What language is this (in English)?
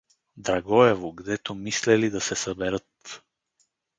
Bulgarian